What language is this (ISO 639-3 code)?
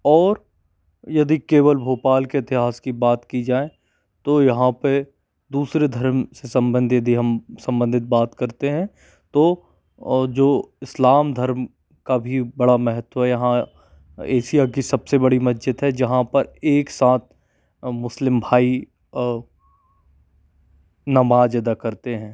hin